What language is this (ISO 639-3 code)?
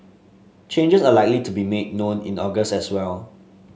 eng